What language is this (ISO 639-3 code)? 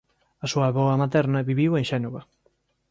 glg